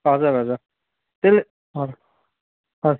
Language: Nepali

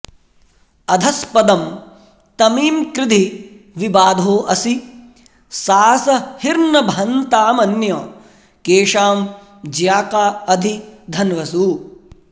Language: Sanskrit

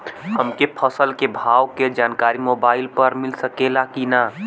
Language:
Bhojpuri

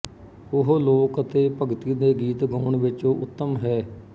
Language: Punjabi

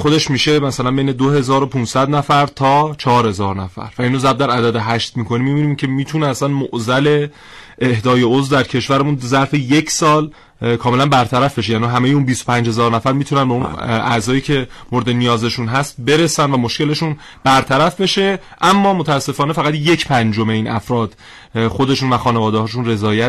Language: Persian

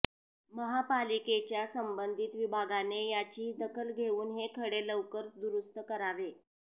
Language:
Marathi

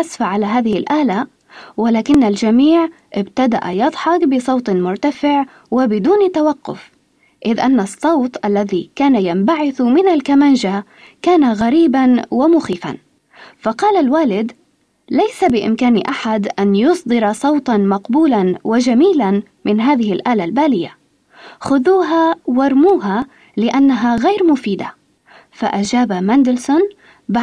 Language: Arabic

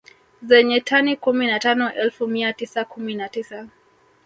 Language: Swahili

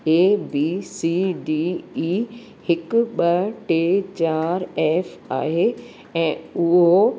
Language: Sindhi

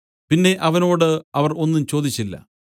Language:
Malayalam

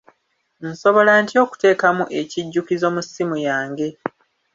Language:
Ganda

